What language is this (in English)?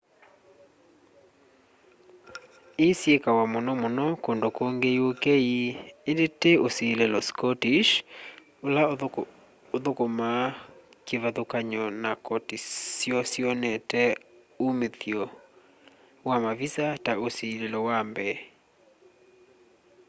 Kamba